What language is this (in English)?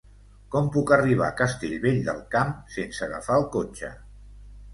Catalan